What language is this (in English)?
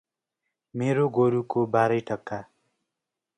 Nepali